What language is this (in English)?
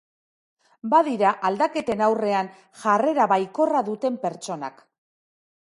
Basque